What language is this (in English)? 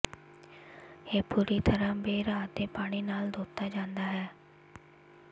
Punjabi